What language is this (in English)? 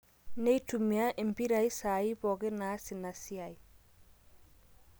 Masai